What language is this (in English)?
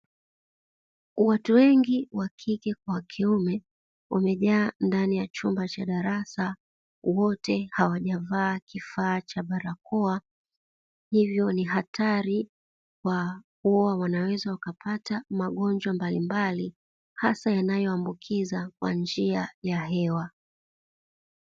Swahili